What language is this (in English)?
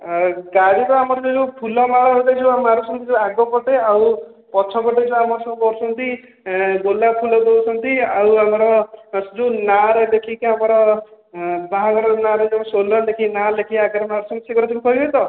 Odia